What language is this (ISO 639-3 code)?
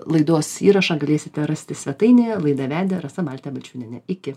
lit